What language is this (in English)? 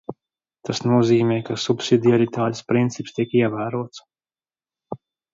Latvian